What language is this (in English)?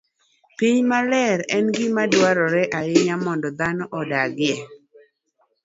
Luo (Kenya and Tanzania)